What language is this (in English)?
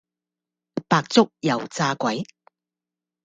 Cantonese